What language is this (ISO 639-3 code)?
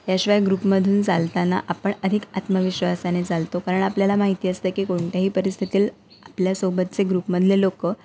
mar